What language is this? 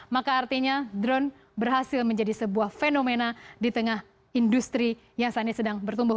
Indonesian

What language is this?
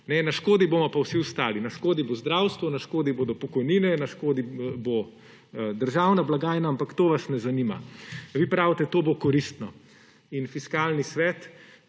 Slovenian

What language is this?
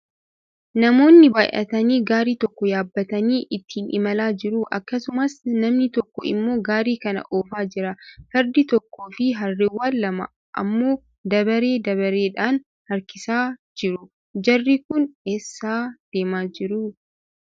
Oromo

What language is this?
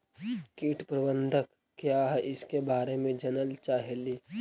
Magahi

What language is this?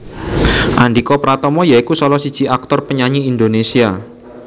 Javanese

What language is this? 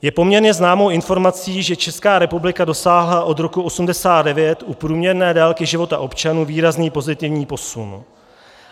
Czech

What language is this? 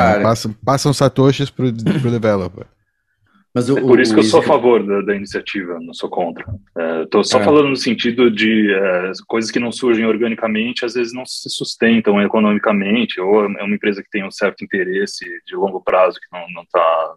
Portuguese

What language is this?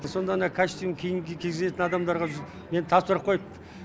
Kazakh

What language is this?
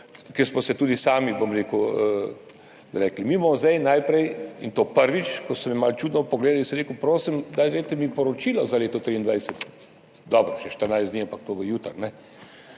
Slovenian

